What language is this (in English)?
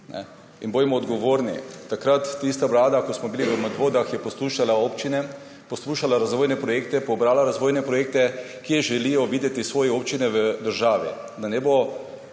Slovenian